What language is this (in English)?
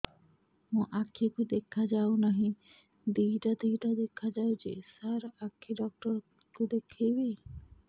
Odia